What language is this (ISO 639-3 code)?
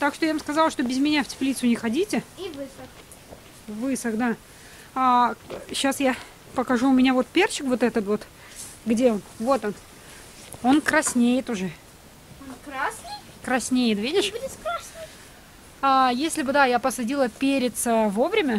rus